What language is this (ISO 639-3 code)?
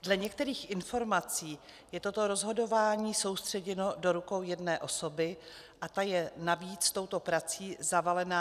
ces